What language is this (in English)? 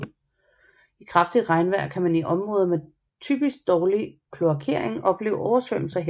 Danish